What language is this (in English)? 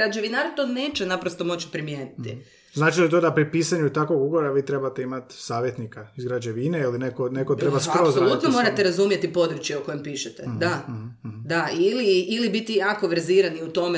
Croatian